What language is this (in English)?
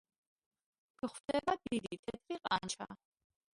Georgian